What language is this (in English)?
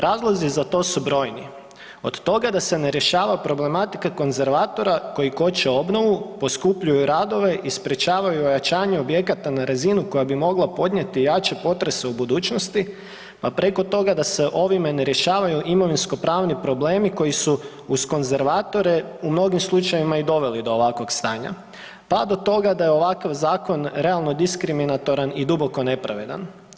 Croatian